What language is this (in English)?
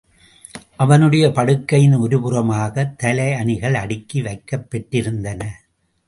Tamil